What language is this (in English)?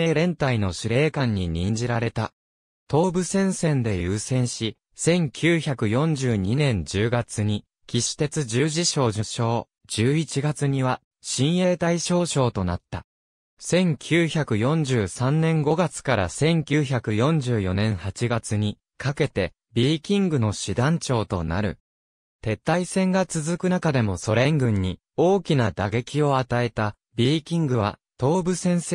Japanese